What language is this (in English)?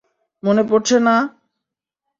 Bangla